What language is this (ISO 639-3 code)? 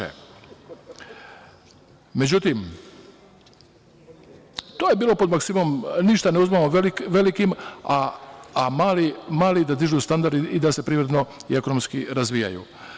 srp